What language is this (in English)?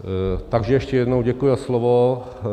Czech